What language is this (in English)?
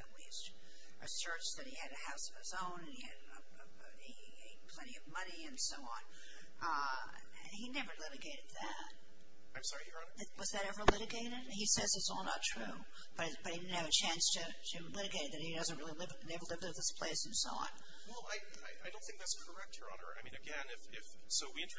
English